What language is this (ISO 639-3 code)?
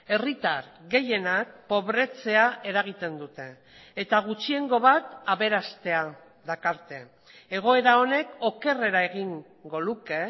eus